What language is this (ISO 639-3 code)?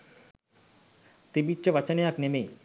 sin